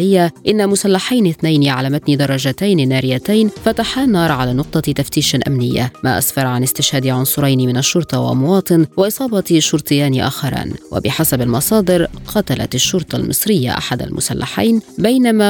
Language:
Arabic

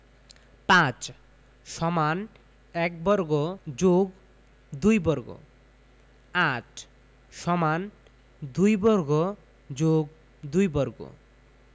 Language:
Bangla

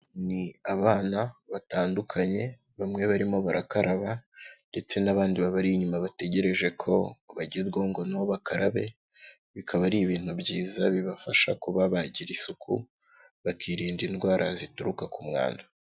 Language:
Kinyarwanda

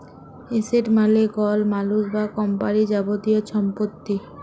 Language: Bangla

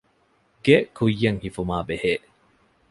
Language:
Divehi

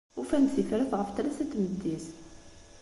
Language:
Kabyle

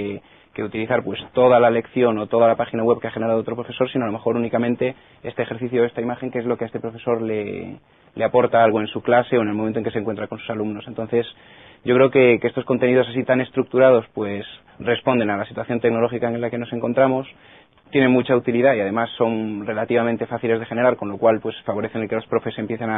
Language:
Spanish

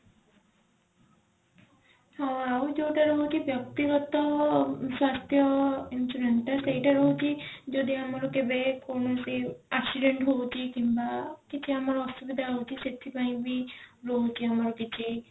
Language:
Odia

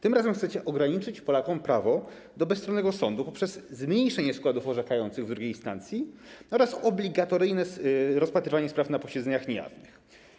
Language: Polish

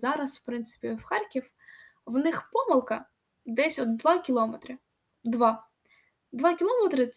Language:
Ukrainian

